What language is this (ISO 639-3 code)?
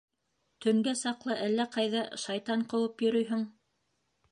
bak